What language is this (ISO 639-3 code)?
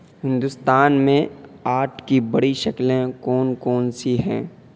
urd